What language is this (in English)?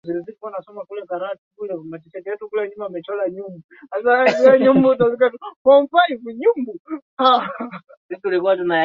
Swahili